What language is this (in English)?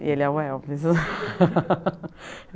Portuguese